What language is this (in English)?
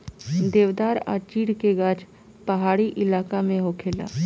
Bhojpuri